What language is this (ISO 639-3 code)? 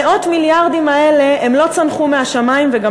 heb